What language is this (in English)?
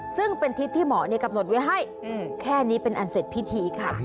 Thai